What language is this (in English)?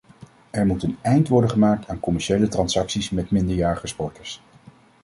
Dutch